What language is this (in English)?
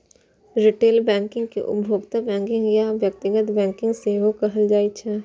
Maithili